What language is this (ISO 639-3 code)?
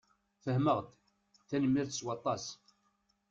kab